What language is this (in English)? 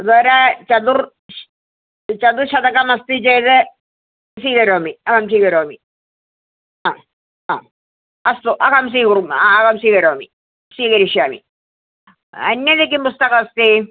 Sanskrit